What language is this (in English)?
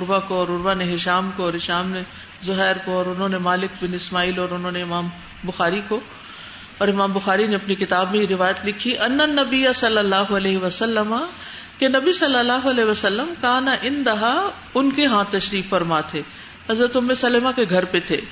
Urdu